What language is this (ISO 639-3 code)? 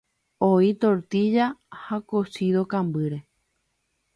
grn